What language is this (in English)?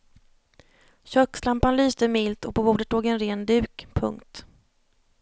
Swedish